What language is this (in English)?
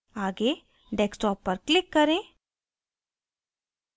Hindi